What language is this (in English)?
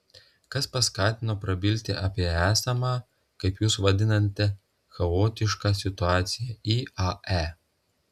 Lithuanian